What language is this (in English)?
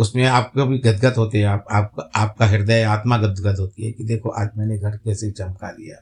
Hindi